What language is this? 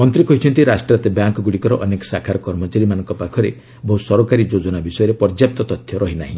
Odia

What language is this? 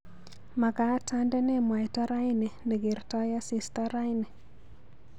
Kalenjin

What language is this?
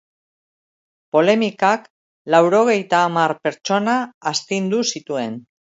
Basque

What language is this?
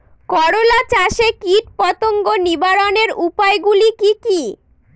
Bangla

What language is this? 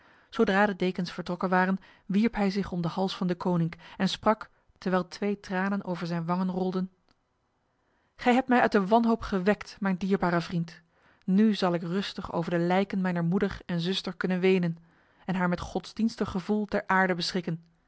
Dutch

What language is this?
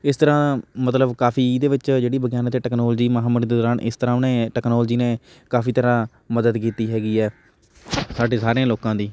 Punjabi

